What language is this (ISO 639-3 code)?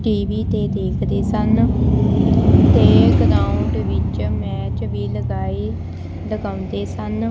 pan